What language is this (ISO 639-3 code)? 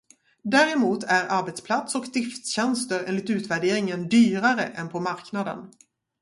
swe